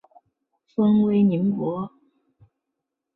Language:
Chinese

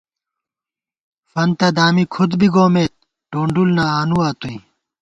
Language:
Gawar-Bati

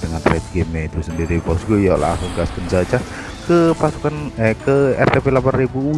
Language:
Indonesian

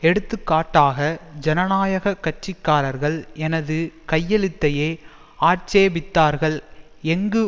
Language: Tamil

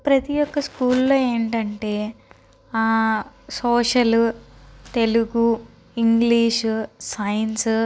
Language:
Telugu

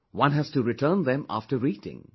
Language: English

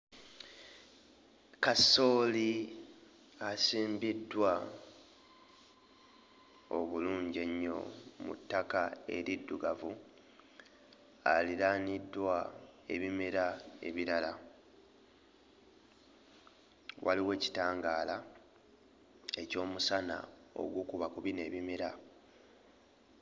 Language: Ganda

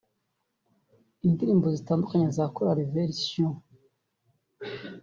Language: Kinyarwanda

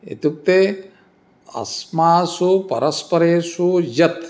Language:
Sanskrit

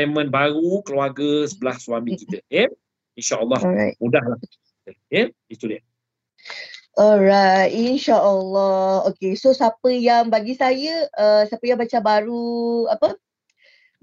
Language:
Malay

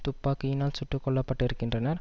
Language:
Tamil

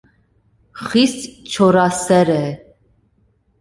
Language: Armenian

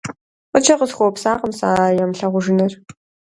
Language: Kabardian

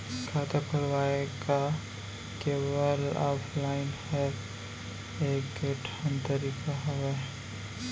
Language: Chhattisgarhi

